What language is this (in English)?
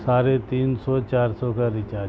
Urdu